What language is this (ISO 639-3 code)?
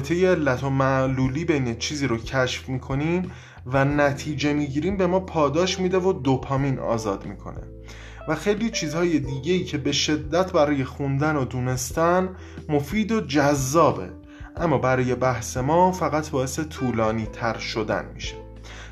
fas